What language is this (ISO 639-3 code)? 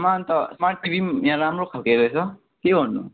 nep